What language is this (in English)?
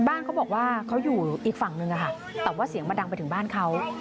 Thai